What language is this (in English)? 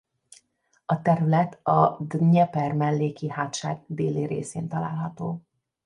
Hungarian